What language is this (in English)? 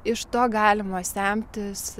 Lithuanian